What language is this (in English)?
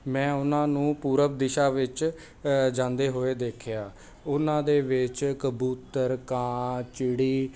Punjabi